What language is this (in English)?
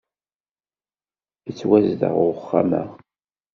Kabyle